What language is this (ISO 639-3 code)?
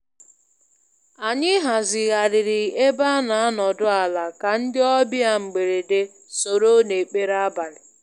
ibo